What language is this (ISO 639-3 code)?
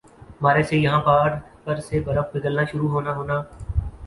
urd